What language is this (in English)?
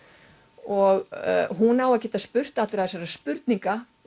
Icelandic